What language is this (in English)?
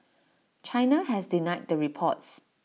English